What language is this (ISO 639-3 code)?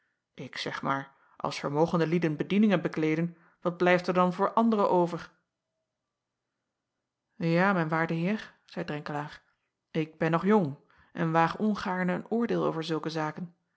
nld